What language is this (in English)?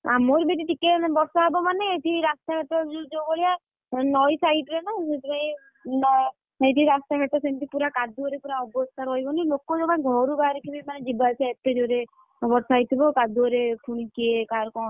Odia